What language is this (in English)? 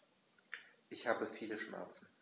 German